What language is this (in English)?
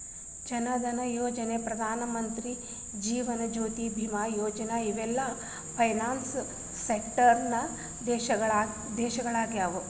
Kannada